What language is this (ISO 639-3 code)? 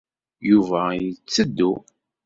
kab